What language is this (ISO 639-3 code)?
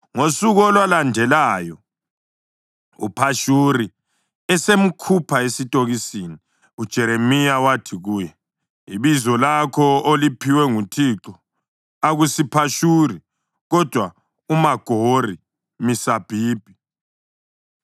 nde